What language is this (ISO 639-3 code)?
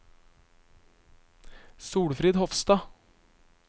nor